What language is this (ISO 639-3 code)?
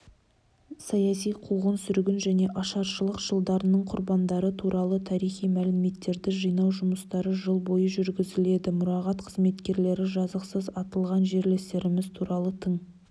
kaz